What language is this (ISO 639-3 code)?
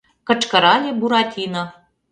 chm